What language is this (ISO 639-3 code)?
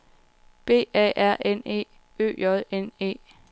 dan